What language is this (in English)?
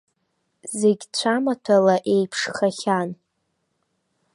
Abkhazian